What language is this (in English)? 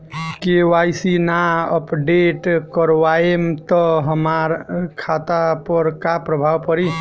Bhojpuri